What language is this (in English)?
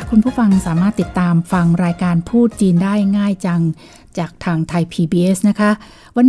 Thai